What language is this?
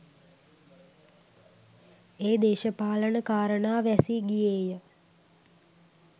Sinhala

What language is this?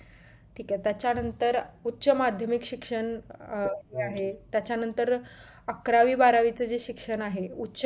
Marathi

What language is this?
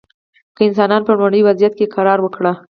Pashto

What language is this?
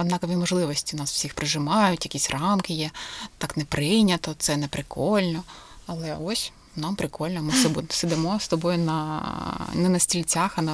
Ukrainian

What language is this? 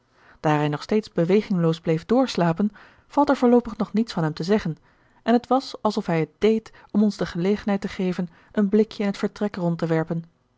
Dutch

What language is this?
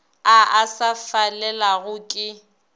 Northern Sotho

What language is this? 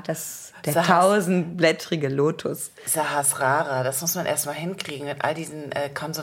German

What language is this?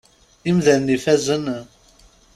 Kabyle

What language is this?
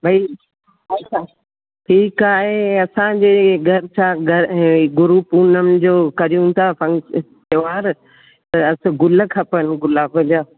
Sindhi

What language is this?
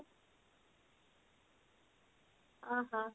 Odia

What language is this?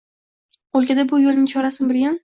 Uzbek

